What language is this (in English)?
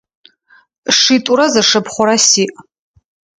Adyghe